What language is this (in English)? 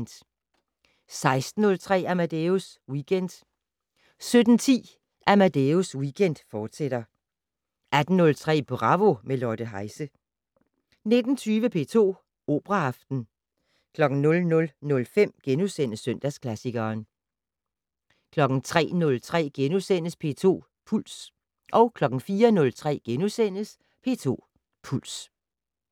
Danish